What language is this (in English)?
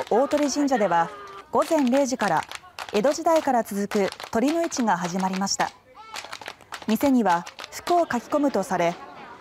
Japanese